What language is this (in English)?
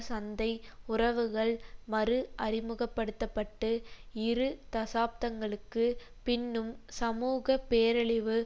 Tamil